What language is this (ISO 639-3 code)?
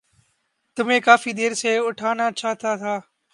urd